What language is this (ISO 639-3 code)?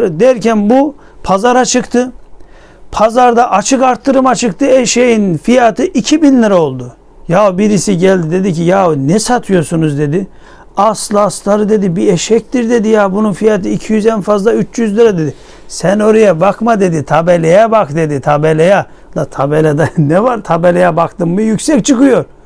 tur